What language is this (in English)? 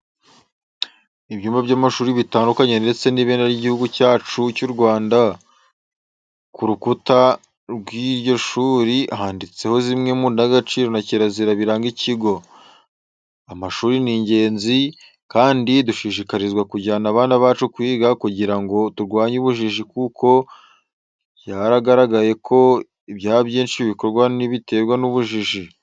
Kinyarwanda